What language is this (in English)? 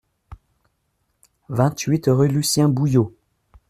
French